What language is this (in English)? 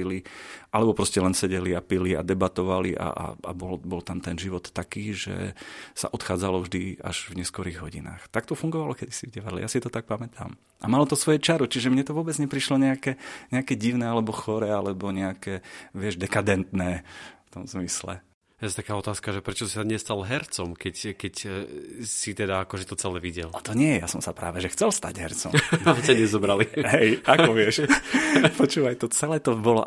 Slovak